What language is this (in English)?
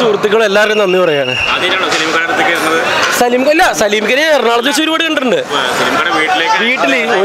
Arabic